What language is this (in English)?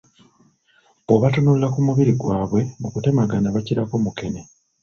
Ganda